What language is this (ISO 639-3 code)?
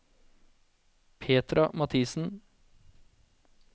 nor